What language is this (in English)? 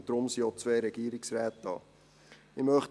Swiss German